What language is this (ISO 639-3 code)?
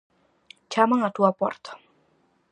glg